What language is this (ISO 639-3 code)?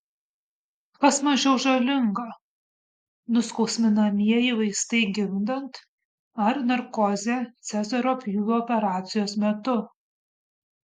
lit